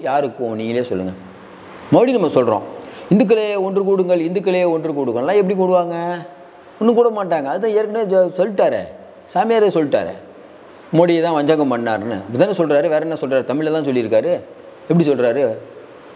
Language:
Tamil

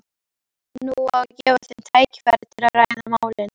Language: Icelandic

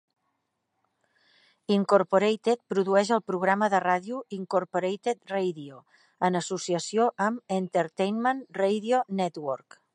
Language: Catalan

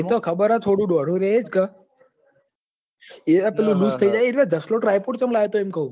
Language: Gujarati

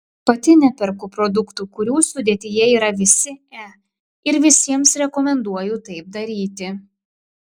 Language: Lithuanian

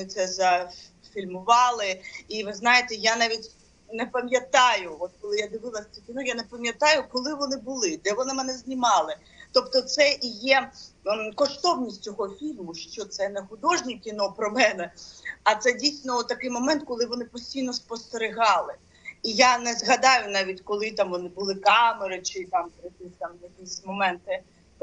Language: Ukrainian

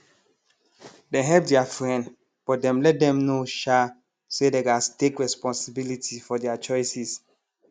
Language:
Nigerian Pidgin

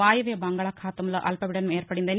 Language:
Telugu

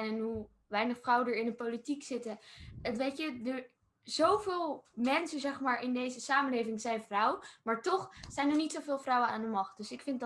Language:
Dutch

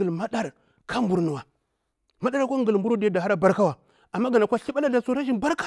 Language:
Bura-Pabir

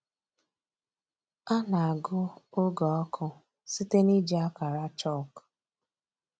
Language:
Igbo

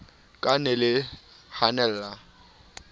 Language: Southern Sotho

